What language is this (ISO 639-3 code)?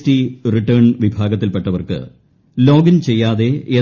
mal